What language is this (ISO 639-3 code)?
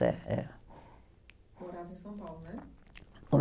por